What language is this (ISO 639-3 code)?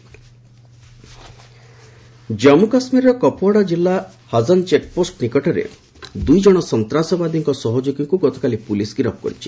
ori